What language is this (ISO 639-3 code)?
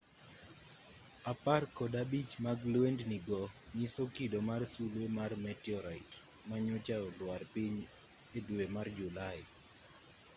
luo